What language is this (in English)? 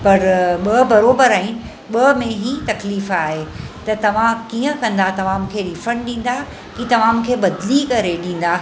Sindhi